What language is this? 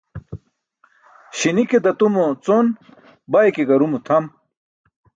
Burushaski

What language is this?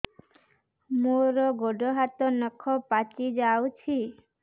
Odia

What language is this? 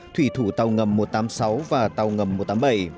Vietnamese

